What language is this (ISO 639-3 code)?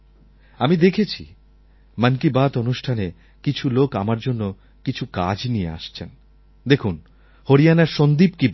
ben